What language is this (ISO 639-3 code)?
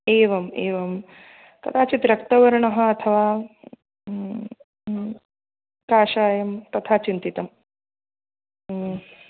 san